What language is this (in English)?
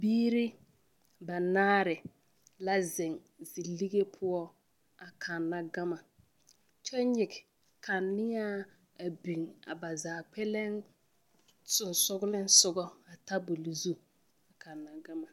Southern Dagaare